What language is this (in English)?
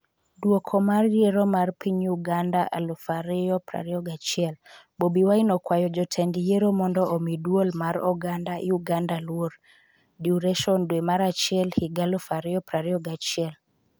Luo (Kenya and Tanzania)